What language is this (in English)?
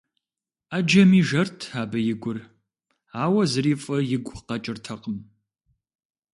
Kabardian